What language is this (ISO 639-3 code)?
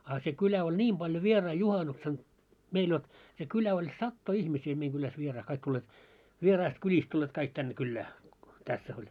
fin